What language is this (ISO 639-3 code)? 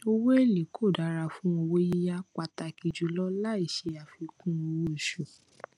yor